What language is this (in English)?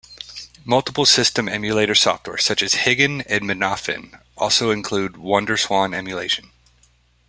English